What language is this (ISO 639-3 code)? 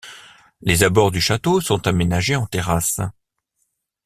fra